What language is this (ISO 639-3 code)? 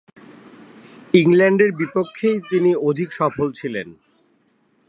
ben